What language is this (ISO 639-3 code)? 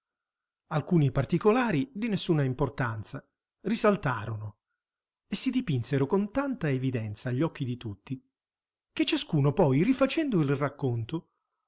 ita